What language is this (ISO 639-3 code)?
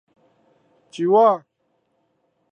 nan